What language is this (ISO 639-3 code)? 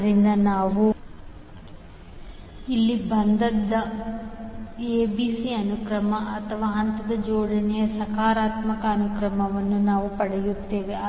kan